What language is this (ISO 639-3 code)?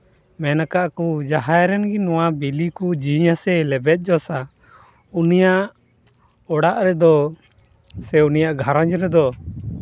sat